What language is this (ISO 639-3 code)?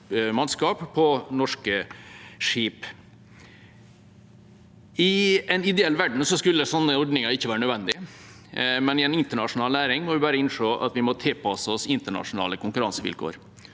nor